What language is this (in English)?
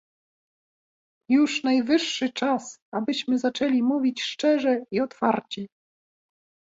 Polish